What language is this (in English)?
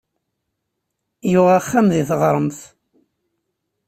Kabyle